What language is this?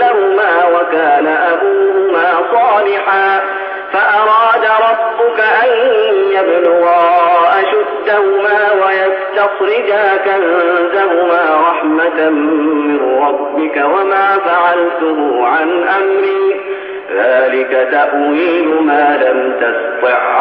Arabic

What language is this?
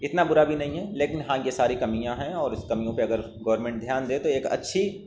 Urdu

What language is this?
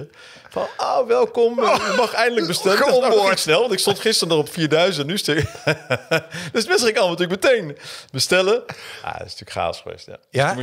Dutch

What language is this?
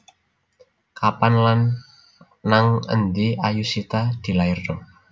Javanese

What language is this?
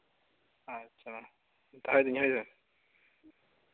Santali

